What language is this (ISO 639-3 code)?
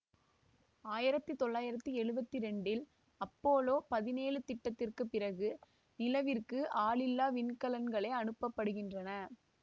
tam